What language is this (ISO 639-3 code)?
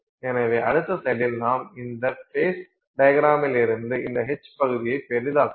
tam